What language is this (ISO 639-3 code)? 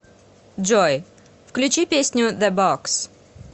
rus